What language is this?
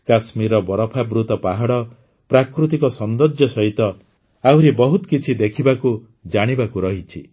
Odia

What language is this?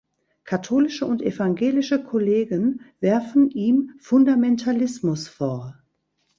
German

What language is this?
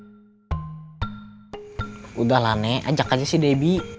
Indonesian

